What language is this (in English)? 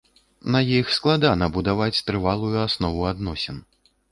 Belarusian